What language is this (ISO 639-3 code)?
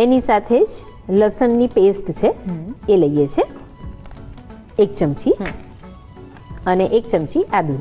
hin